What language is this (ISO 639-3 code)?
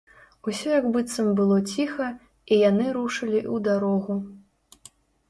bel